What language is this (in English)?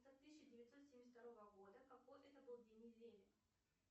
Russian